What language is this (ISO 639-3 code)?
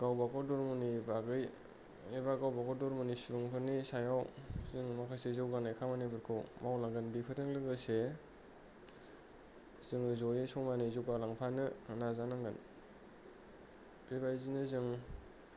brx